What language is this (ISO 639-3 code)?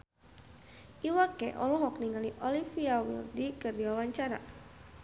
sun